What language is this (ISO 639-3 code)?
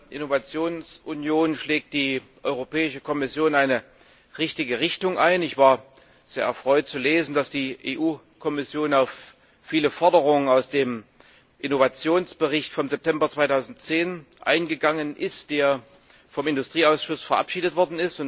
deu